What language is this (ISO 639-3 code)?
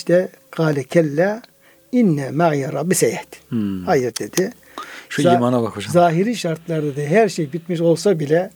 tur